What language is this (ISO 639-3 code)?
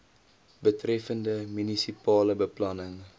afr